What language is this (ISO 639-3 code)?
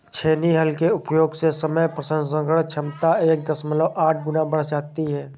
hin